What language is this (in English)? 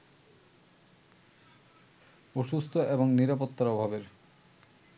Bangla